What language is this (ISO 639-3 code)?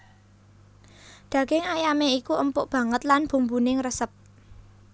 jav